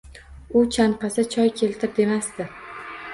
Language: Uzbek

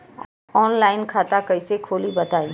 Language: Bhojpuri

